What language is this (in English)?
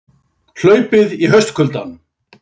Icelandic